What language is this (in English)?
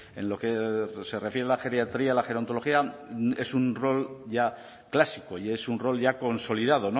Spanish